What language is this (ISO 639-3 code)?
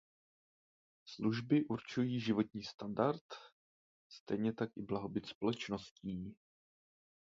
ces